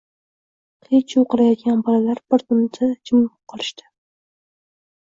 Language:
Uzbek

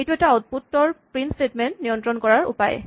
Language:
Assamese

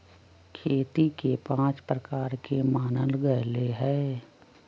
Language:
Magahi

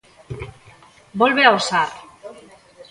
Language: Galician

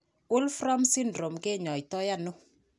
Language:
Kalenjin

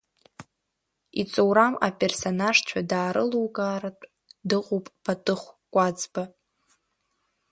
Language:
Abkhazian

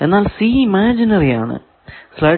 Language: Malayalam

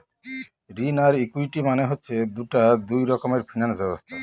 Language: Bangla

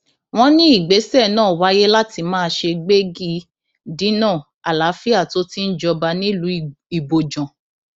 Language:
Yoruba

